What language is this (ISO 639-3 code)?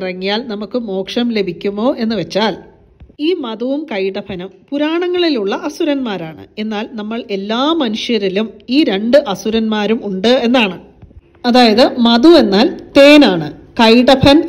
mal